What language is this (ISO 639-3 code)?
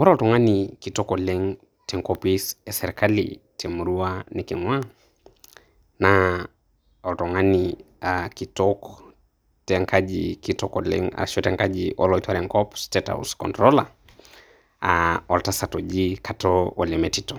mas